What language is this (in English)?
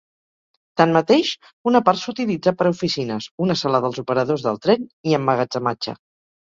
Catalan